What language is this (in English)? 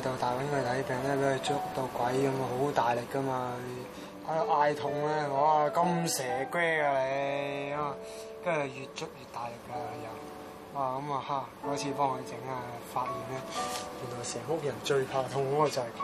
Chinese